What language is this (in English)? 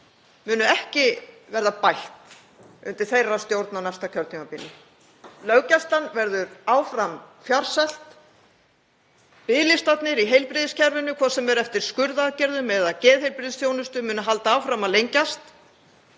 Icelandic